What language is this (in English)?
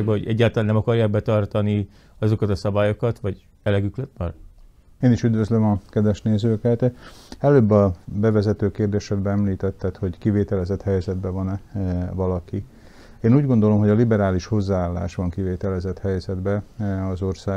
Hungarian